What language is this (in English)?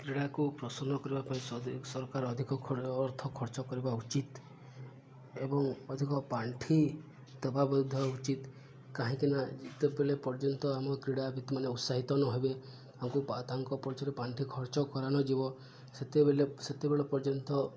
Odia